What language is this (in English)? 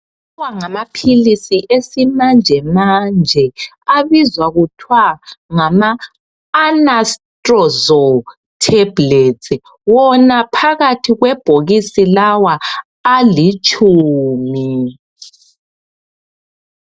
North Ndebele